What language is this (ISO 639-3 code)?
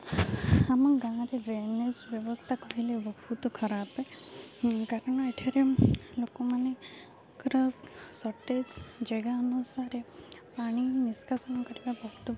ori